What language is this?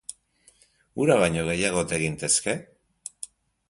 Basque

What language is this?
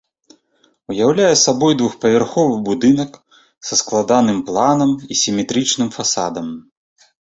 Belarusian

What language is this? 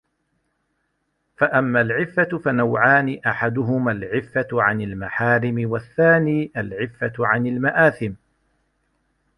Arabic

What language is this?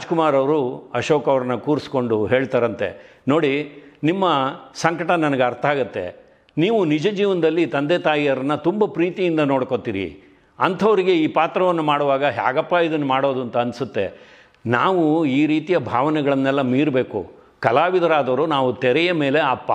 Korean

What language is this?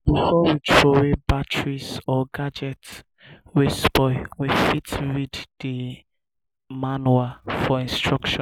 Nigerian Pidgin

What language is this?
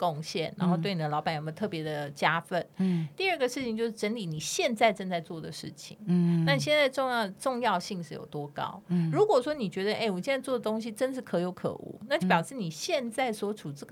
Chinese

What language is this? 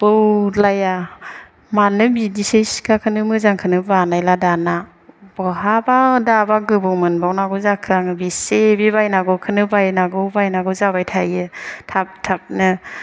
Bodo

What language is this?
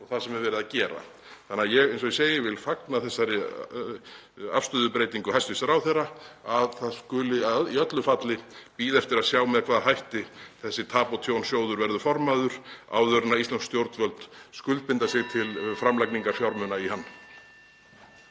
Icelandic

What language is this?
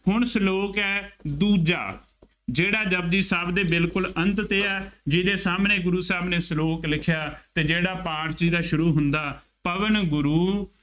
Punjabi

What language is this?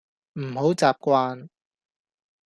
Cantonese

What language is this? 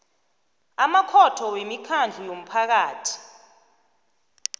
South Ndebele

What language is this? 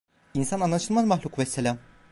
Turkish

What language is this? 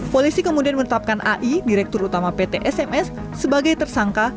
Indonesian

